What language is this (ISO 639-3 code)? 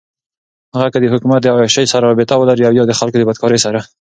pus